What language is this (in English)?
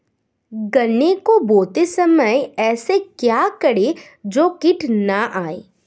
Hindi